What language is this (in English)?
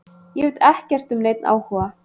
Icelandic